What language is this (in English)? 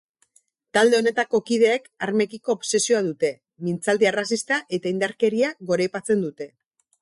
Basque